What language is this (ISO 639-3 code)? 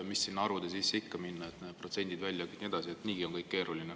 est